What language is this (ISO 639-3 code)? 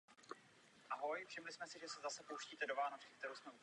ces